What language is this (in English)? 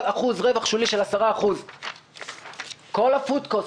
Hebrew